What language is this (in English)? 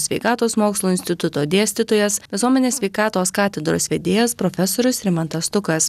Lithuanian